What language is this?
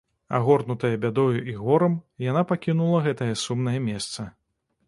Belarusian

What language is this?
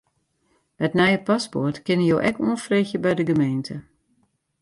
Western Frisian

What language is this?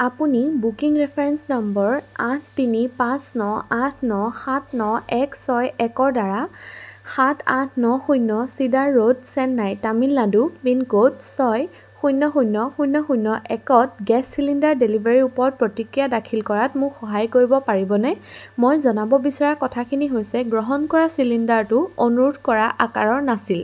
Assamese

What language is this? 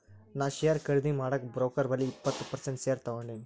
Kannada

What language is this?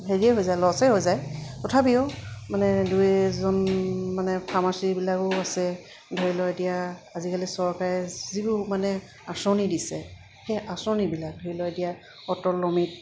Assamese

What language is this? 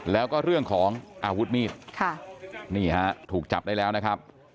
Thai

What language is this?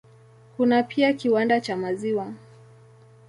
Swahili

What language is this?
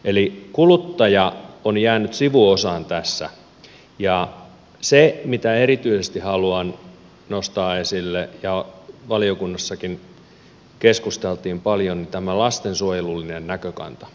Finnish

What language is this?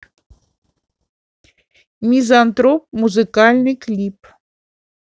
Russian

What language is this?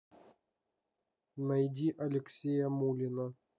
Russian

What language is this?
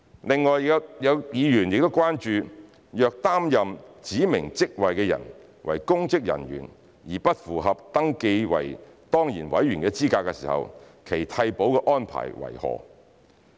Cantonese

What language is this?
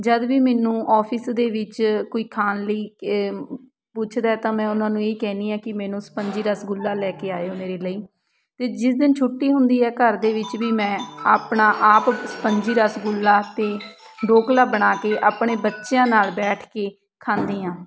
Punjabi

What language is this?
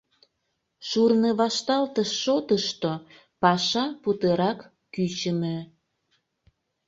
Mari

